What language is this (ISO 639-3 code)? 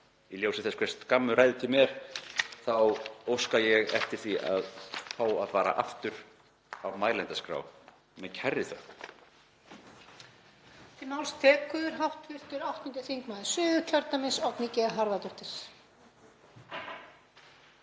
isl